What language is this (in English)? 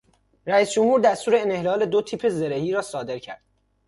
Persian